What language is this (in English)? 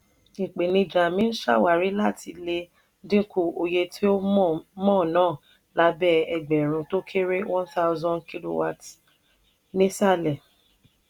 Yoruba